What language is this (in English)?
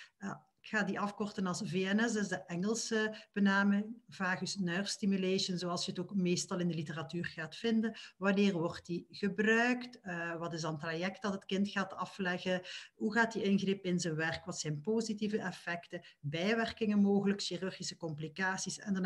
Dutch